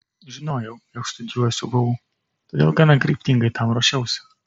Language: Lithuanian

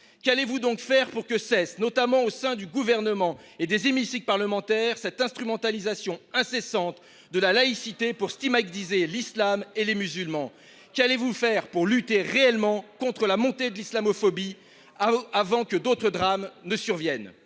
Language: French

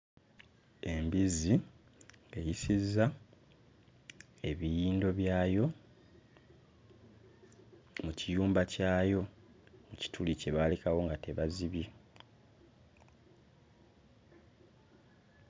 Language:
Ganda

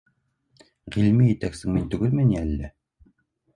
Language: Bashkir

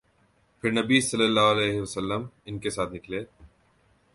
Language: Urdu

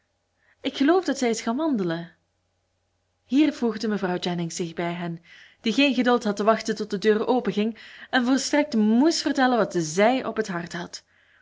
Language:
Dutch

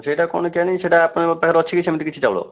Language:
Odia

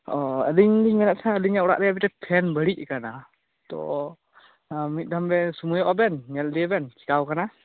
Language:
Santali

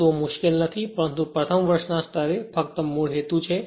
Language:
Gujarati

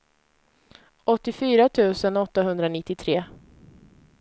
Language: Swedish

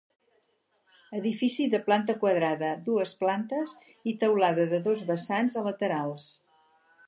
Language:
Catalan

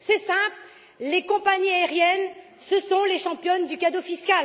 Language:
French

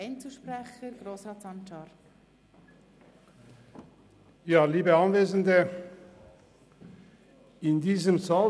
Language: Swiss German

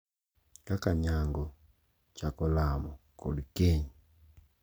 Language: Luo (Kenya and Tanzania)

